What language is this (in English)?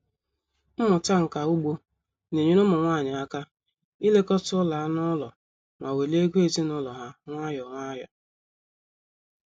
Igbo